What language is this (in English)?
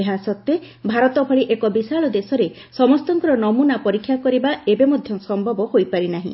Odia